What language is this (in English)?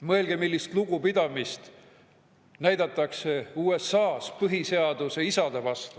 Estonian